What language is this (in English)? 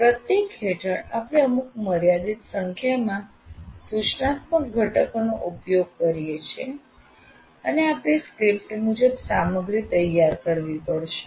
Gujarati